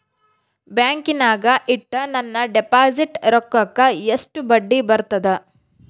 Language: Kannada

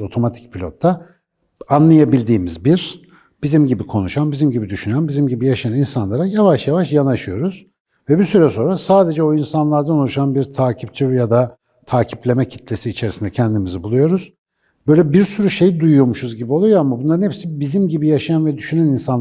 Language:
Turkish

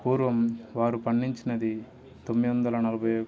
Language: Telugu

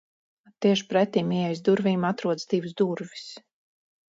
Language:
Latvian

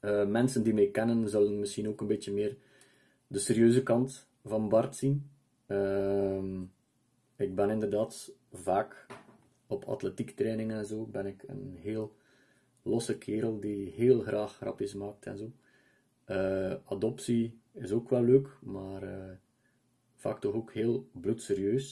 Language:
Dutch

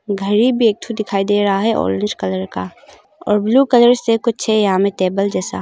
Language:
Hindi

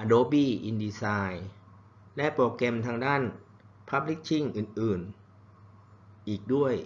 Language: Thai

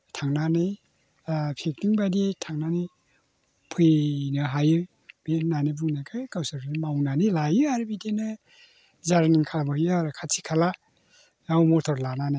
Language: Bodo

